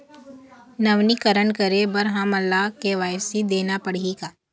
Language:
Chhattisgarhi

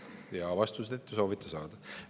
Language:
Estonian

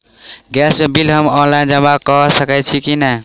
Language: Maithili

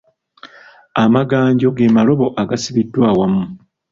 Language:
Ganda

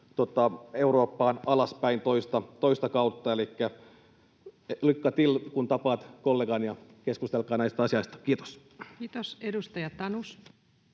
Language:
Finnish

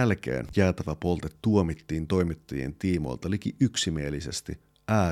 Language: Finnish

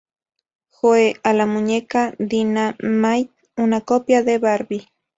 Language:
Spanish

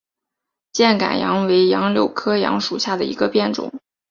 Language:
Chinese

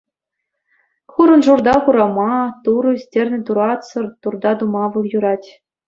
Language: Chuvash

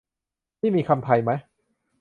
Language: Thai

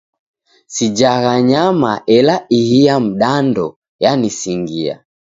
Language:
Taita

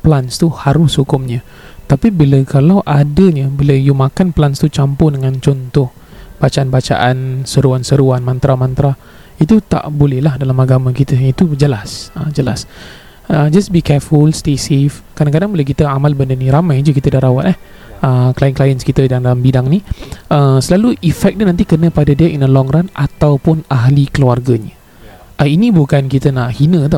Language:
Malay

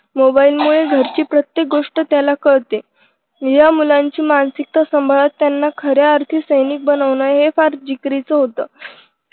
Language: Marathi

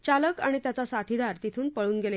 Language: Marathi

